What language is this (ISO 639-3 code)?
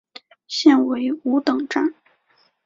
zho